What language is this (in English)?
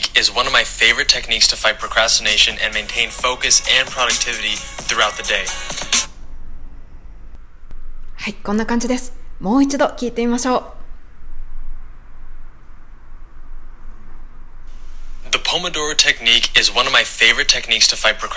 Japanese